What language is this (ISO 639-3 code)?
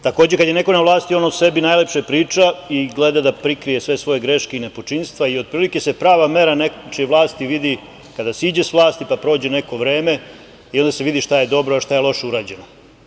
srp